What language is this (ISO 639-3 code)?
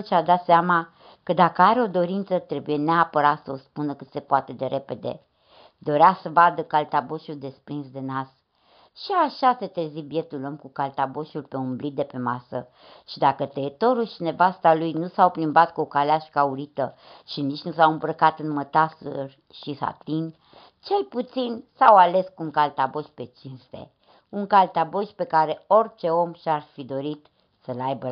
ron